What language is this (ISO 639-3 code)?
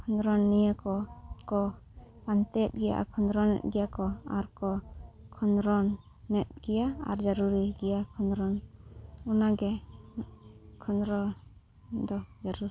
sat